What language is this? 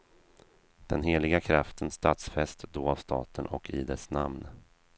Swedish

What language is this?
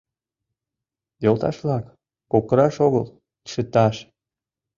Mari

